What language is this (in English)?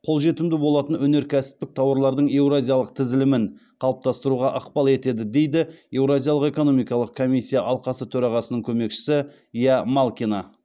Kazakh